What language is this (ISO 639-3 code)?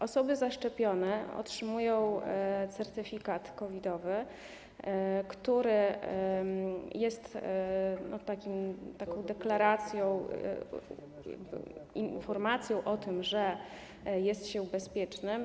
pol